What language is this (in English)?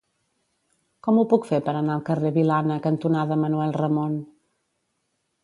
Catalan